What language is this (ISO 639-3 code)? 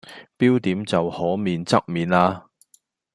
yue